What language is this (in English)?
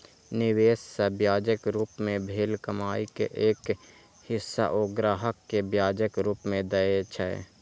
Maithili